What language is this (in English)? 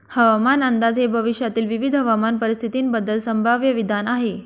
Marathi